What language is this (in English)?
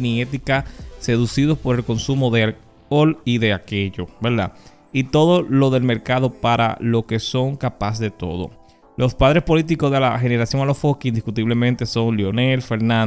Spanish